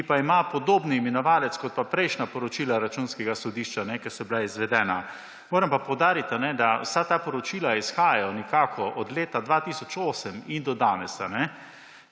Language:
Slovenian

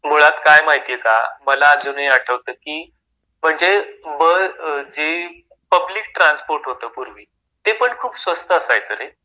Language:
Marathi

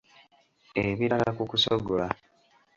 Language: Ganda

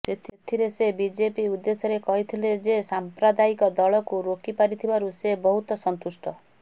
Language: Odia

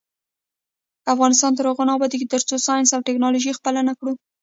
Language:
Pashto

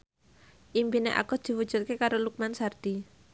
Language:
Javanese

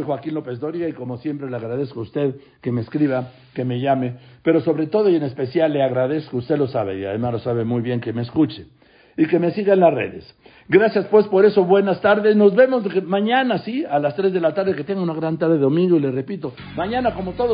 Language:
Spanish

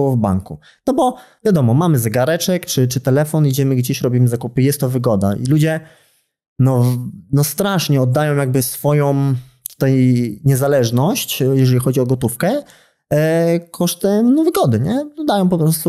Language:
Polish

